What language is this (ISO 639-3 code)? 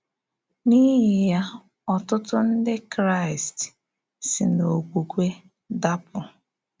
ibo